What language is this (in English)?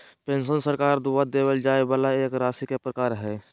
Magahi